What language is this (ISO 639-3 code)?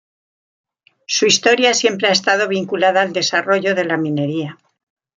spa